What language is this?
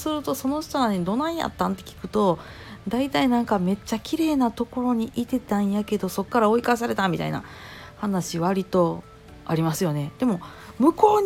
Japanese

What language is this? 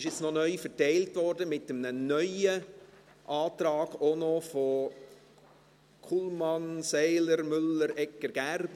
Swiss German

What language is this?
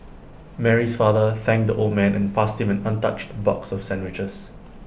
English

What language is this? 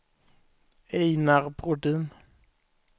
Swedish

